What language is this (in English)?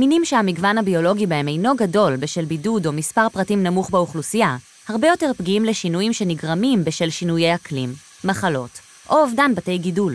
Hebrew